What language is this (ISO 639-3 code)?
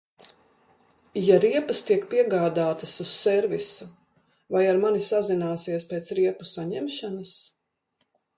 lav